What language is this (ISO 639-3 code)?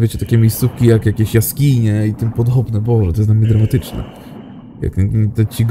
pol